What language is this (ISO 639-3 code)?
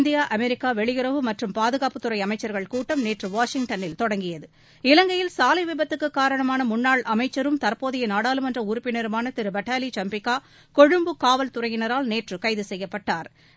tam